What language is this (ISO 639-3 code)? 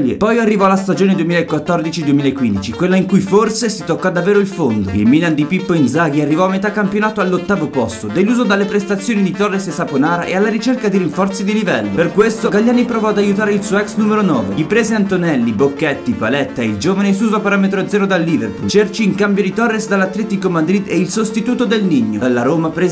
ita